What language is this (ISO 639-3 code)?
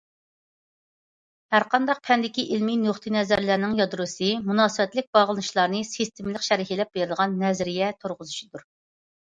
uig